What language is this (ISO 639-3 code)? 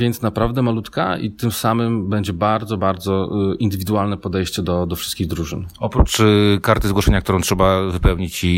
pol